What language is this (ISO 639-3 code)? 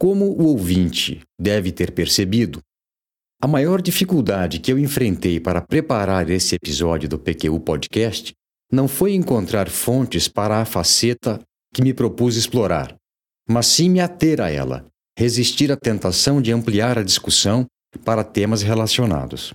por